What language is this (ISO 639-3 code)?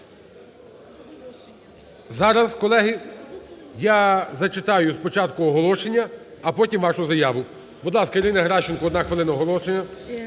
ukr